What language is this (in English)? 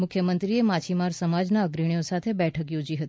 Gujarati